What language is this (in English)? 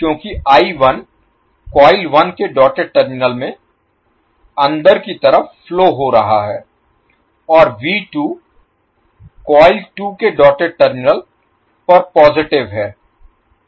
Hindi